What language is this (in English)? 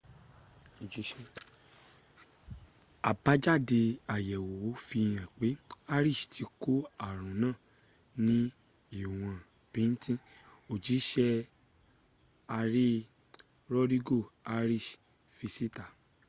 Yoruba